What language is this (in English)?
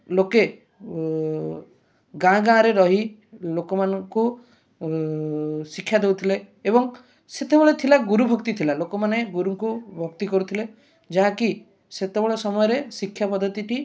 Odia